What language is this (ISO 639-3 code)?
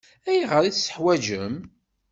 kab